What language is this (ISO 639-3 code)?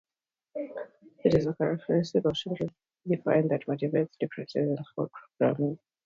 eng